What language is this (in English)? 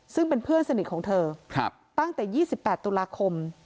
Thai